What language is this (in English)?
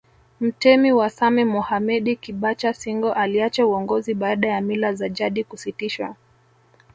Swahili